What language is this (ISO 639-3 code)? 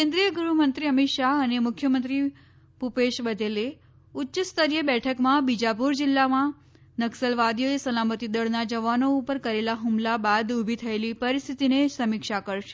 guj